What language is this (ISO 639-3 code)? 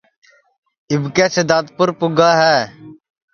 ssi